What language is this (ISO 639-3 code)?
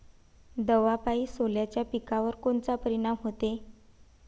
mar